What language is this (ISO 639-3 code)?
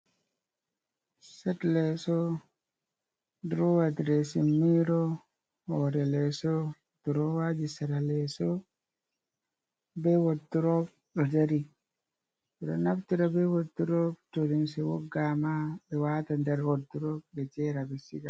ful